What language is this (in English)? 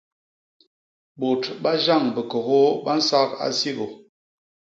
Basaa